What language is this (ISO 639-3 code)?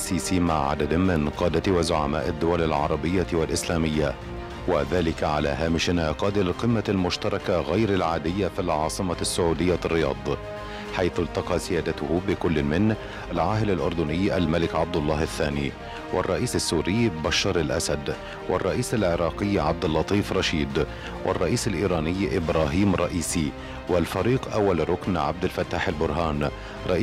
ara